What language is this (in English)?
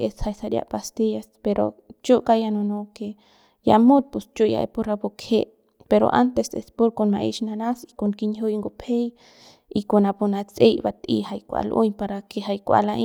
Central Pame